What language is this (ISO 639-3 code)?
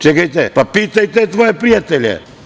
srp